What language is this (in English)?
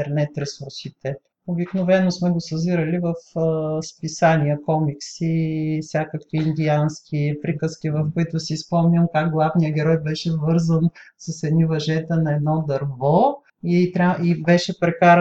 Bulgarian